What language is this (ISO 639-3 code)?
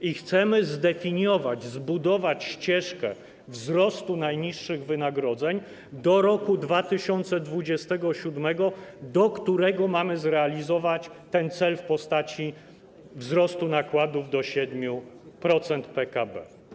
pol